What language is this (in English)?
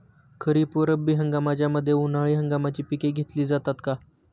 Marathi